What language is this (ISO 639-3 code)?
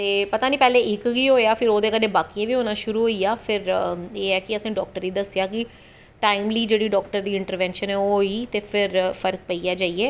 doi